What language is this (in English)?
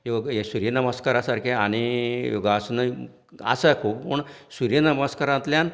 Konkani